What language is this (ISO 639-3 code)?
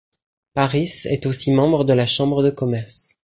fra